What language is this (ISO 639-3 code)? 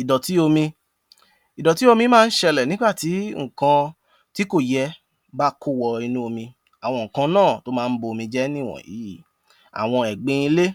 yor